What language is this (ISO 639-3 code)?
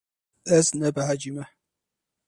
kur